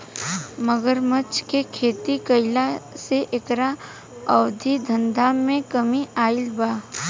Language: Bhojpuri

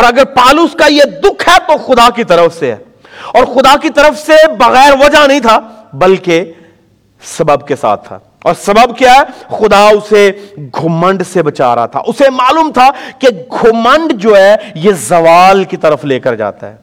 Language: Urdu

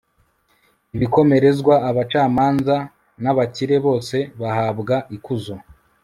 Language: Kinyarwanda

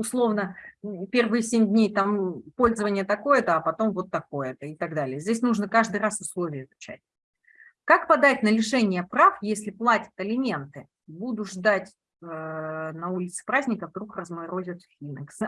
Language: Russian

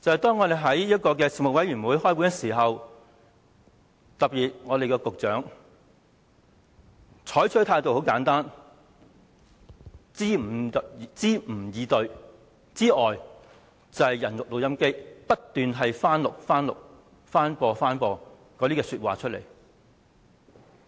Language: Cantonese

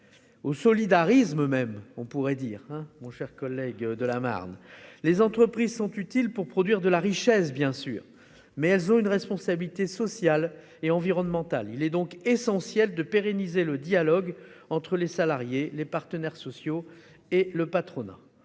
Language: French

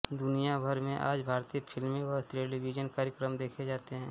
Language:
Hindi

